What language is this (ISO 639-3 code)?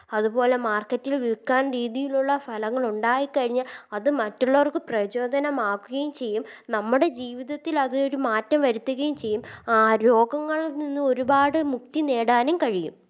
mal